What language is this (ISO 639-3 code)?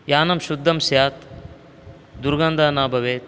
san